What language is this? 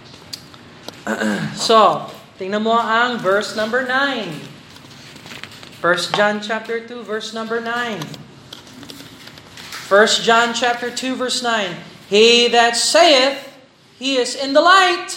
Filipino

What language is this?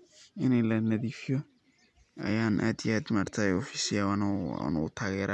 Somali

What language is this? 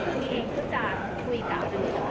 Thai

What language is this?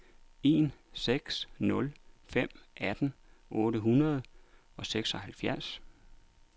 Danish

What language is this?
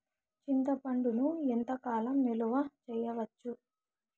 Telugu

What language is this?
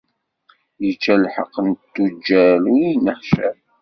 Kabyle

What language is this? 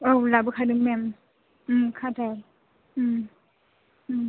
Bodo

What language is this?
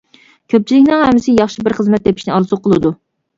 Uyghur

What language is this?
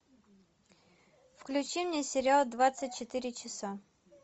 Russian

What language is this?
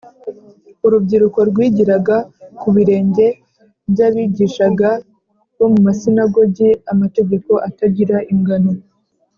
Kinyarwanda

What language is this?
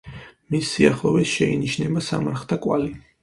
Georgian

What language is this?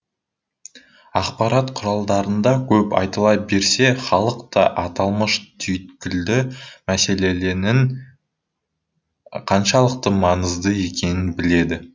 Kazakh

